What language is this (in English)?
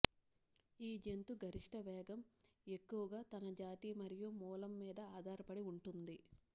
Telugu